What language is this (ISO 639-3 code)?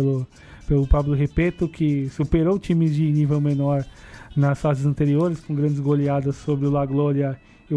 por